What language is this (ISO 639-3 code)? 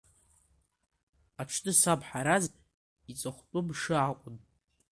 abk